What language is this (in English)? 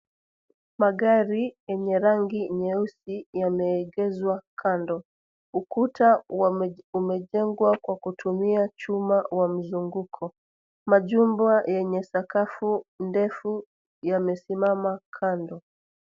Swahili